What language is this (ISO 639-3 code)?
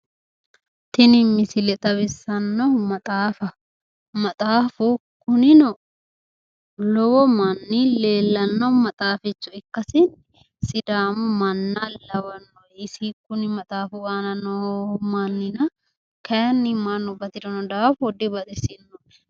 sid